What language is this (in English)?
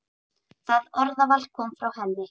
Icelandic